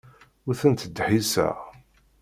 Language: Kabyle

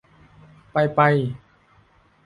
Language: Thai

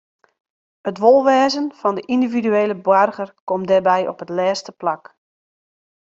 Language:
Western Frisian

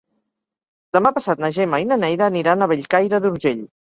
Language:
Catalan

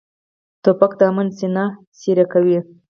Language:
Pashto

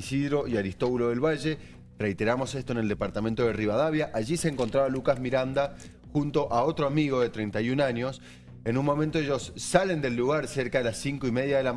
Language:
Spanish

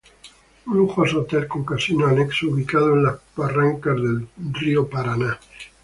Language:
Spanish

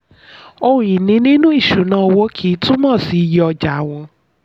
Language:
Yoruba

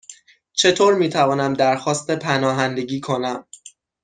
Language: Persian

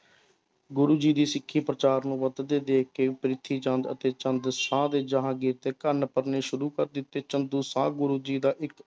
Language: Punjabi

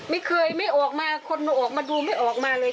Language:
Thai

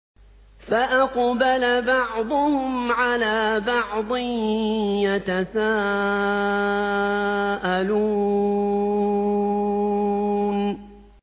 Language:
Arabic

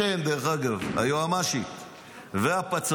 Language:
Hebrew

